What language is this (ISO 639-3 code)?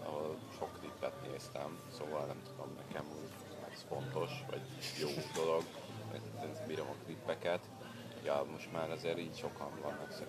hun